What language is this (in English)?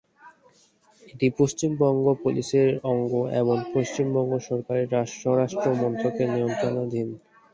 Bangla